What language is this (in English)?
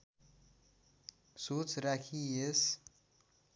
Nepali